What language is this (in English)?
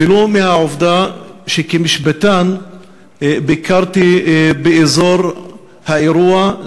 Hebrew